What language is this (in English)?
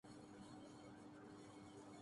Urdu